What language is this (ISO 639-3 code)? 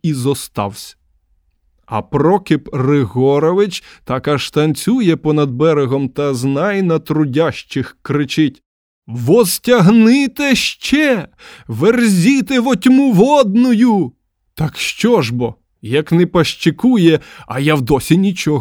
ukr